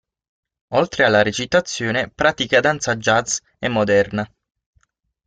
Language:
Italian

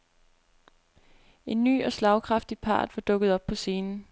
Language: Danish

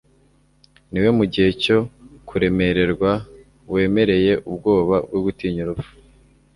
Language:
Kinyarwanda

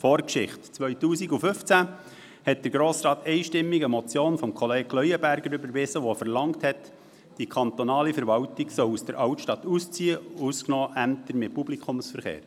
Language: Swiss German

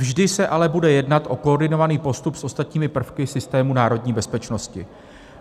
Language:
Czech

